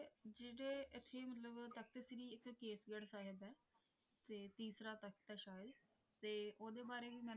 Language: Punjabi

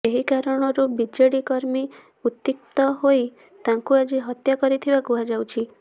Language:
Odia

